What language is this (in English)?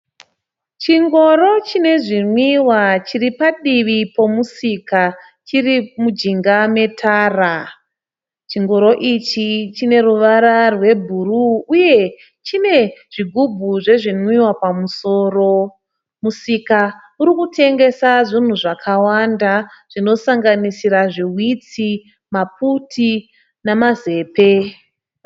Shona